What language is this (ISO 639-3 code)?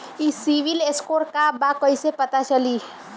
bho